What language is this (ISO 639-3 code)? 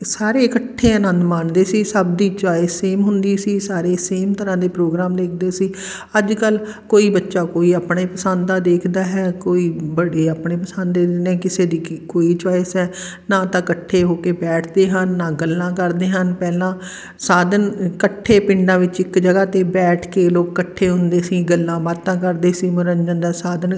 pan